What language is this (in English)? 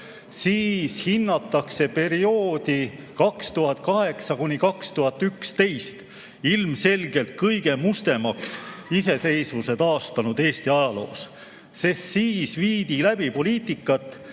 Estonian